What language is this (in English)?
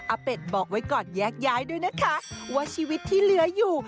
Thai